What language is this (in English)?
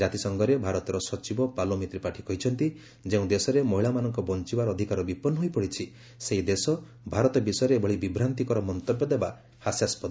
Odia